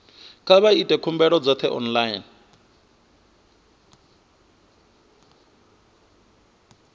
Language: Venda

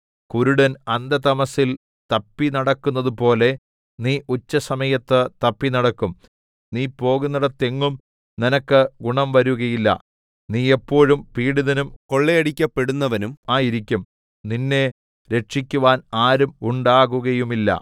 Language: Malayalam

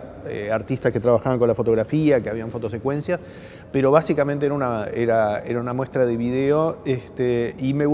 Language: Spanish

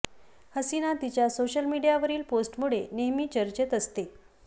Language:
Marathi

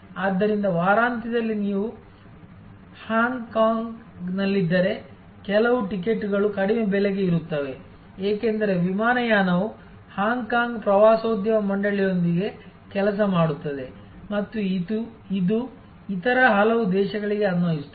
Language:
Kannada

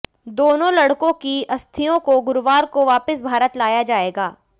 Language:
Hindi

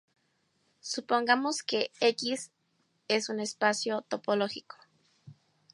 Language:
Spanish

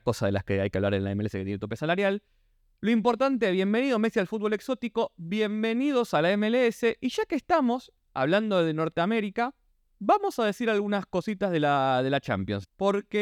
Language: Spanish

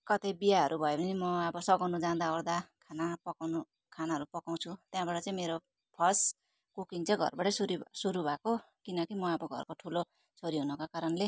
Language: Nepali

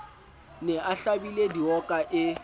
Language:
Southern Sotho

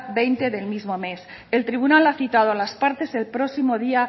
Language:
Spanish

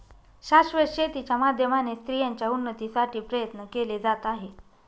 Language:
Marathi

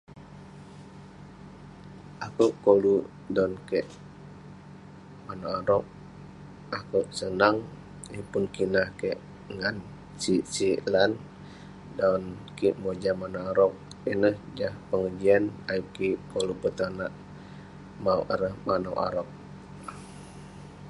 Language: Western Penan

